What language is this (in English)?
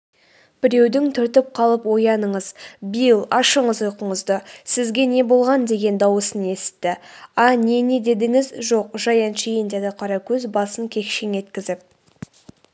Kazakh